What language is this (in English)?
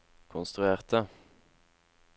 Norwegian